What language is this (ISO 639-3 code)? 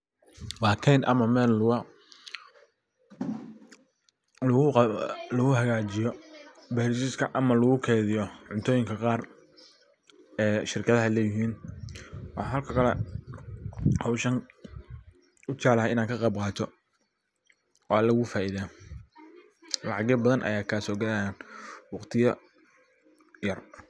som